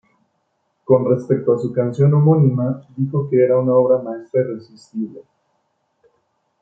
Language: Spanish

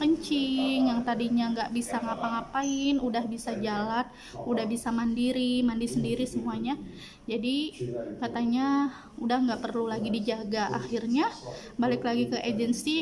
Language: Indonesian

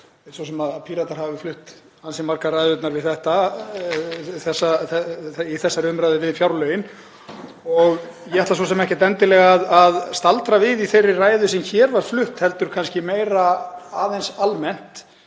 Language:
Icelandic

